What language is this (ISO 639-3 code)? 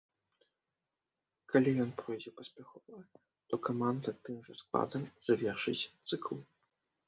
bel